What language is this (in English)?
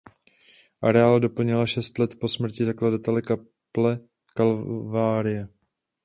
Czech